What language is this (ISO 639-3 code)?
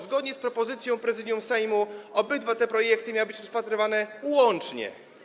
pol